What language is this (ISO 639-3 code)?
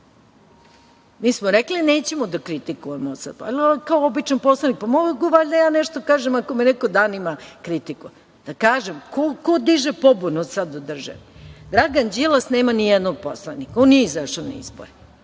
srp